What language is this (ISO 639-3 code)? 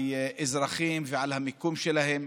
heb